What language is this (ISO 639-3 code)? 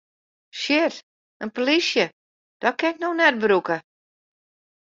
fry